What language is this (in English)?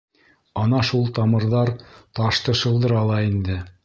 Bashkir